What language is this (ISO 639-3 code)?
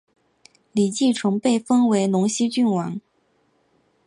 zho